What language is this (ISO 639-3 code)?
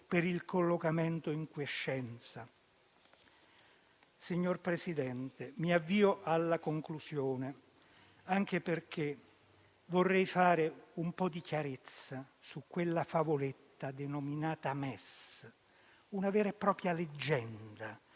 ita